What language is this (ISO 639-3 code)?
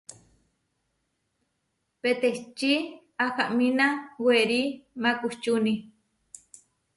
var